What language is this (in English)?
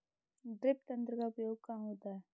Hindi